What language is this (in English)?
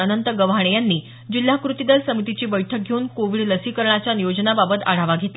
Marathi